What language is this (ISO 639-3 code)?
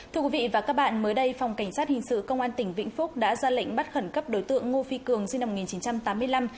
vie